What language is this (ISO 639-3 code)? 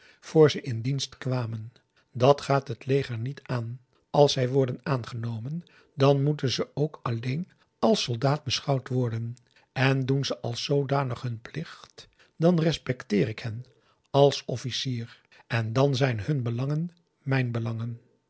nld